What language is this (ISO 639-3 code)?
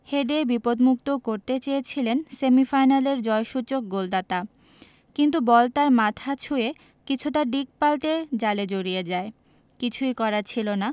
ben